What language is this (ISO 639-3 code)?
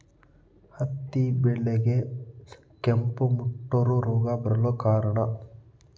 kan